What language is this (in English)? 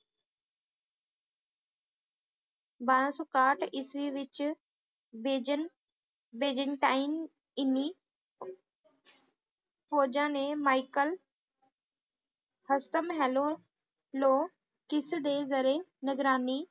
Punjabi